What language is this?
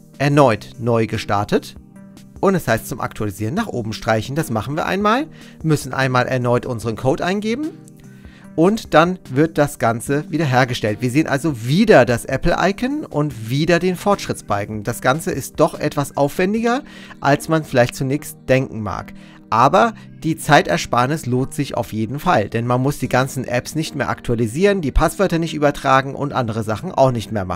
German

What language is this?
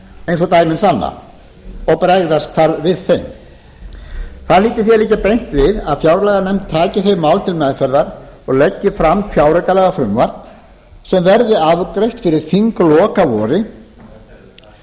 Icelandic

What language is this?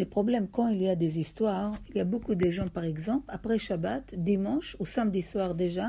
French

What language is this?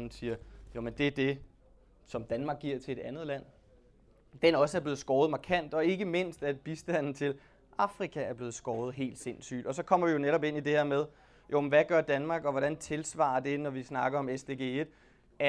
Danish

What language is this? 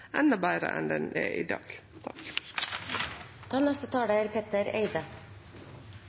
Norwegian Nynorsk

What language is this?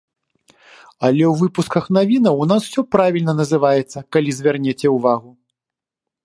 Belarusian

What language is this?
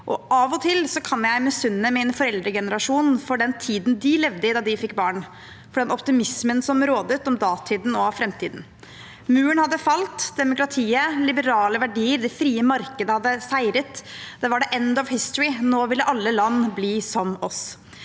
Norwegian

